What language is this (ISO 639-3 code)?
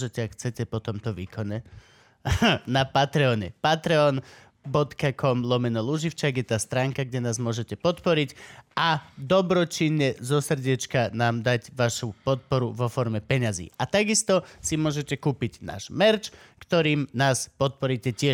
slk